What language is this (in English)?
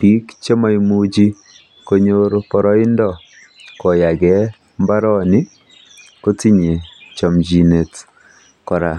Kalenjin